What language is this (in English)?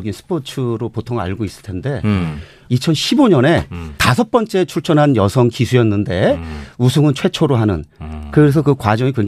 Korean